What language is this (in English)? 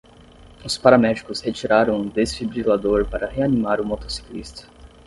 Portuguese